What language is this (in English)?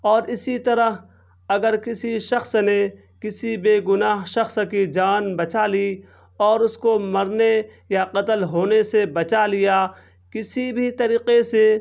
Urdu